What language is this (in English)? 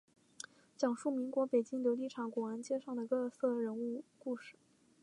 Chinese